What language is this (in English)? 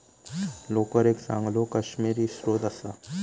Marathi